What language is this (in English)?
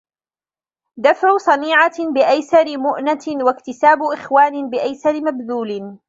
Arabic